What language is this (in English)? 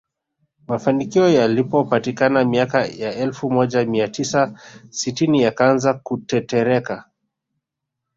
Swahili